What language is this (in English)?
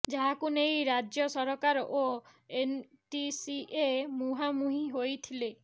Odia